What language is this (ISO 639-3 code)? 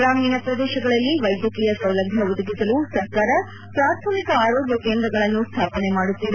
kan